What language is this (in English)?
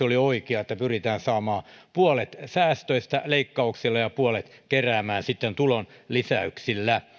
Finnish